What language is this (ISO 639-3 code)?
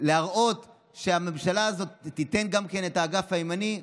heb